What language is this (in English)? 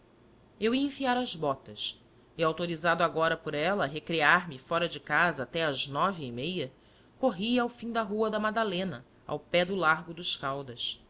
Portuguese